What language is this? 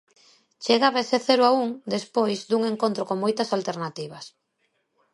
Galician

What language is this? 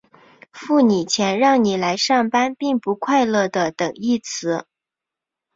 Chinese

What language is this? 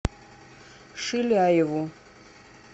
Russian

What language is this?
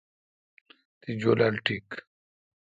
Kalkoti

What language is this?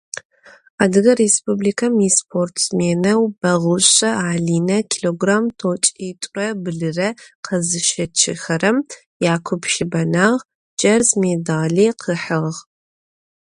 Adyghe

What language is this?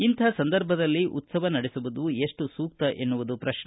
Kannada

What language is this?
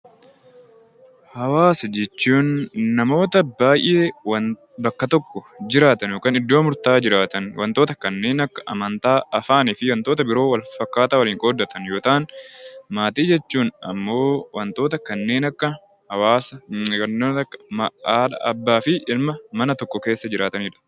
Oromo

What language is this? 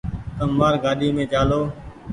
Goaria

